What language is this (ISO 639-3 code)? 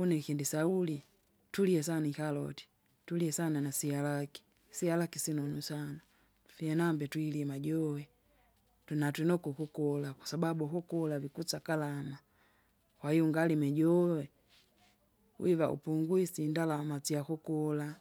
zga